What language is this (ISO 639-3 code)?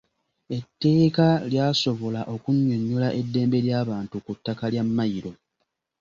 lug